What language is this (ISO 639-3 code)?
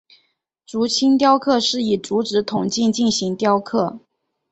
zho